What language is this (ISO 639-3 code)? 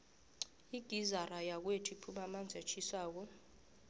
nbl